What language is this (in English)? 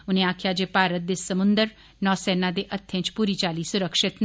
Dogri